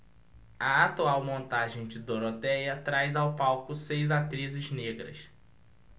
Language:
Portuguese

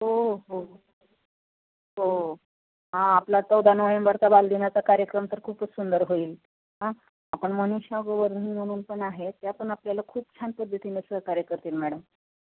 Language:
Marathi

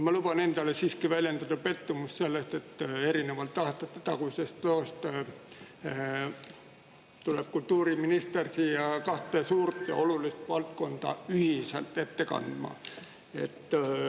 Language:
Estonian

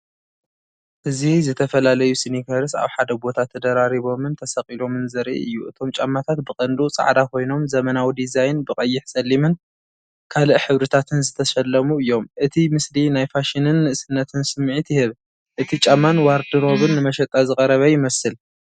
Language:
Tigrinya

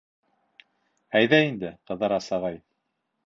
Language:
Bashkir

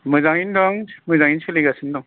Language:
Bodo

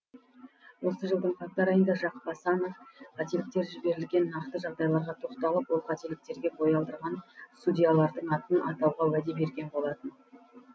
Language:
Kazakh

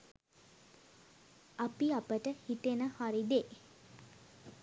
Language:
Sinhala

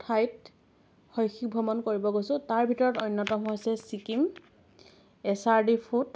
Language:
Assamese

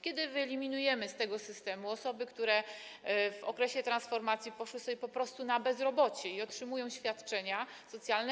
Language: Polish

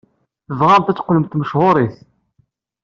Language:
Kabyle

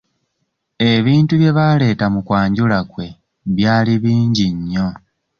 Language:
Ganda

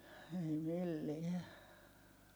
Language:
Finnish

